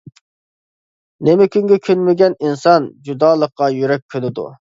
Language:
Uyghur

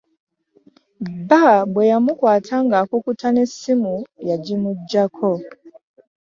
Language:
Ganda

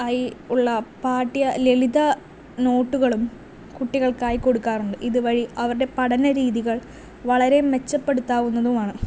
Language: Malayalam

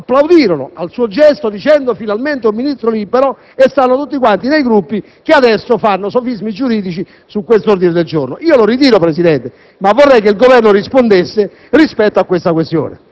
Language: Italian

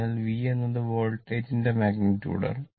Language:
Malayalam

